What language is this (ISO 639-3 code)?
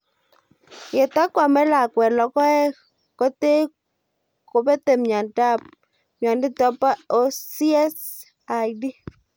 kln